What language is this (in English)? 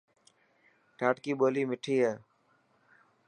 Dhatki